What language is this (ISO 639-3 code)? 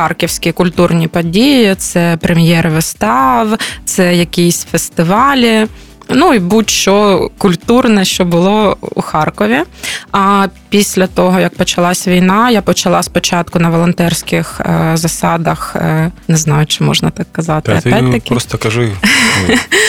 ukr